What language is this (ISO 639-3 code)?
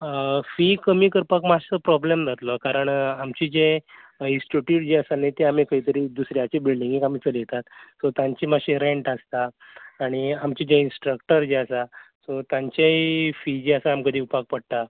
kok